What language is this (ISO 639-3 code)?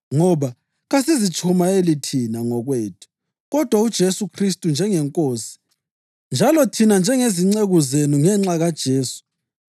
nde